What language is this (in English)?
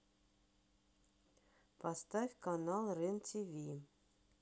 Russian